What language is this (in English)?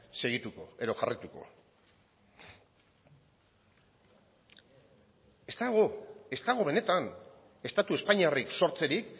Basque